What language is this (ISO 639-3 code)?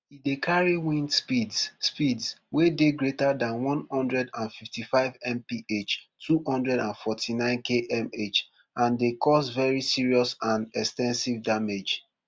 pcm